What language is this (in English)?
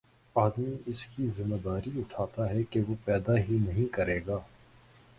Urdu